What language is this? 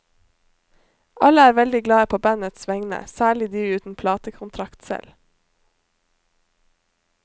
Norwegian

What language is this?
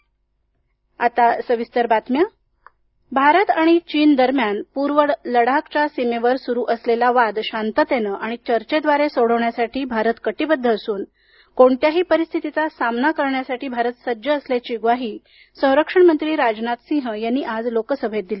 Marathi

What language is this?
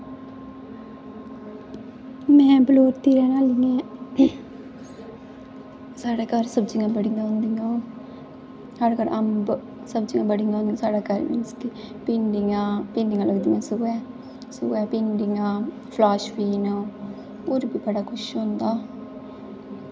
Dogri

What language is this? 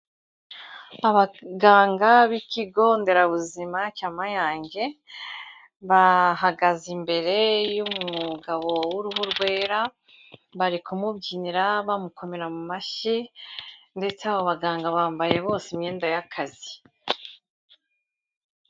Kinyarwanda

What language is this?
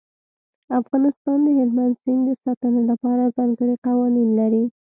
Pashto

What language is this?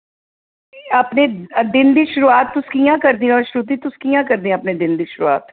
Dogri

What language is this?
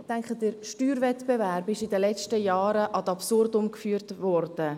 Swiss German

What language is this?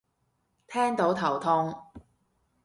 Cantonese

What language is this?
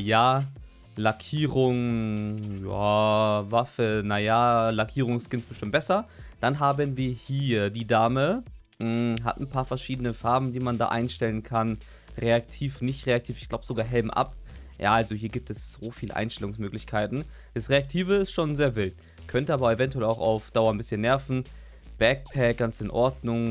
German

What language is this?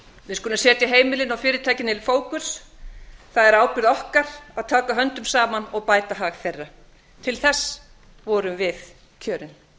Icelandic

